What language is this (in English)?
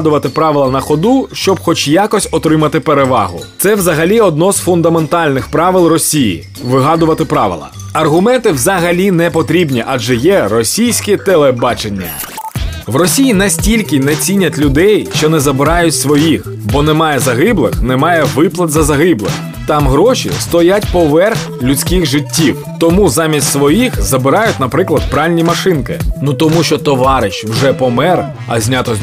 Ukrainian